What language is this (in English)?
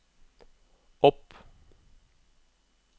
Norwegian